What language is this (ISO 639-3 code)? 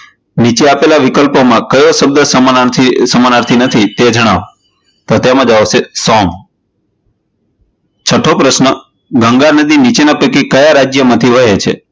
guj